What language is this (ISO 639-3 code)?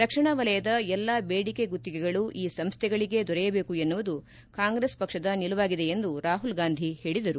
kan